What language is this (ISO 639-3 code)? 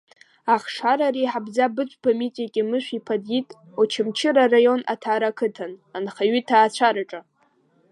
abk